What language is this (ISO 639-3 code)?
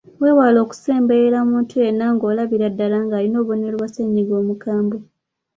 lug